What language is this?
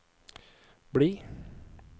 Norwegian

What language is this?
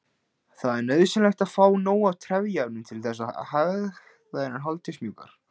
Icelandic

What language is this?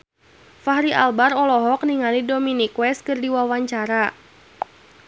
Sundanese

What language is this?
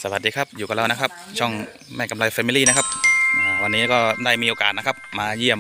Thai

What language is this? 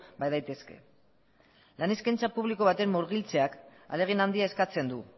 Basque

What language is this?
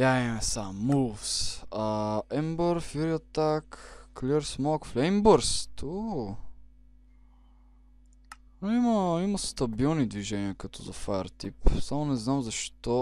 Bulgarian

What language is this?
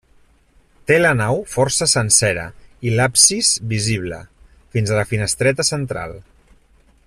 Catalan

